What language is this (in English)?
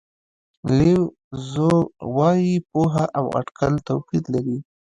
Pashto